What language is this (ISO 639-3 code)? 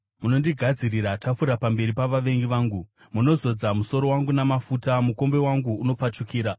sna